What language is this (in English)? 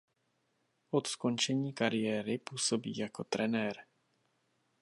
Czech